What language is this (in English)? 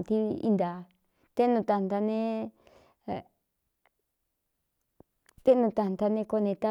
Cuyamecalco Mixtec